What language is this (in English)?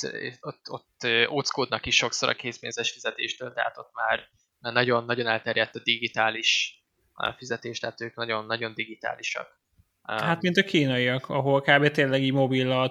Hungarian